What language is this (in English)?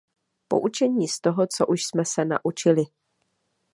Czech